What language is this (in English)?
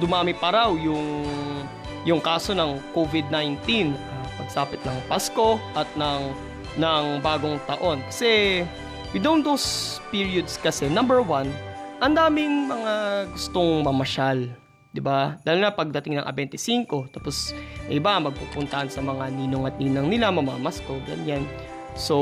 Filipino